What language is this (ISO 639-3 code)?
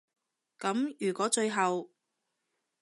yue